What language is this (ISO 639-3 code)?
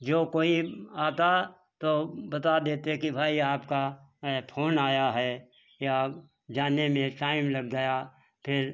hin